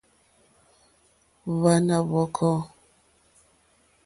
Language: Mokpwe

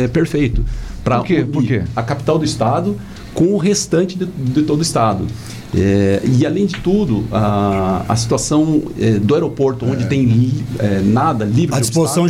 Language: Portuguese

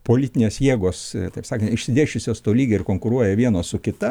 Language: Lithuanian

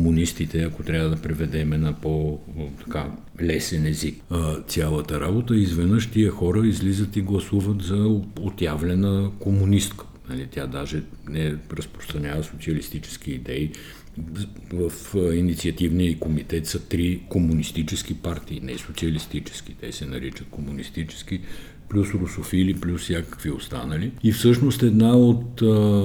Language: Bulgarian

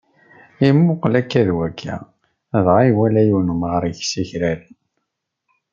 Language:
Kabyle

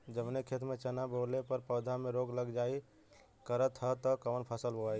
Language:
Bhojpuri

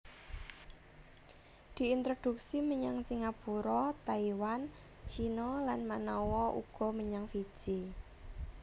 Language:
Javanese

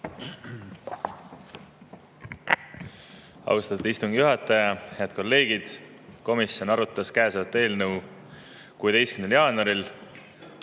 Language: Estonian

